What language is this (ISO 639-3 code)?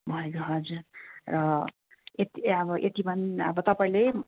nep